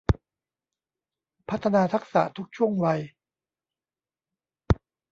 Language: Thai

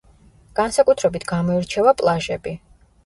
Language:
Georgian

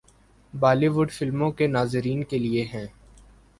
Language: Urdu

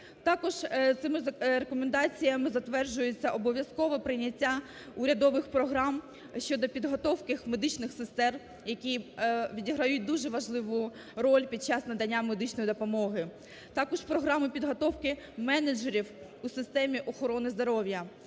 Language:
Ukrainian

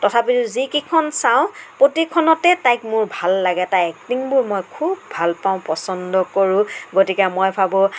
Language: Assamese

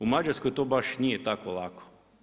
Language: Croatian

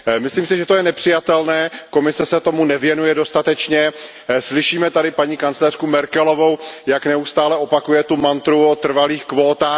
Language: Czech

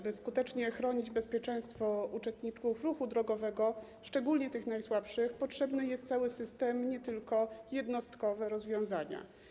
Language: Polish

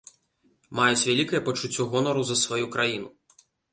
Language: Belarusian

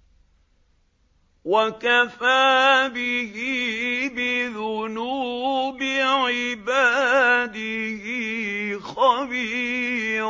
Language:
Arabic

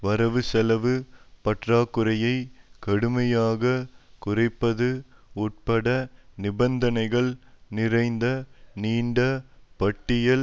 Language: Tamil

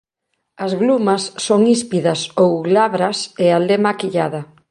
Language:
Galician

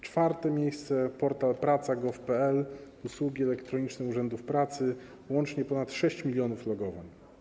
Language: Polish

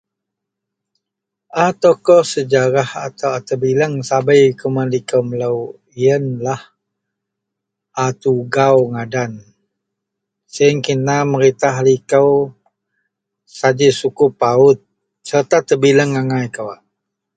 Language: Central Melanau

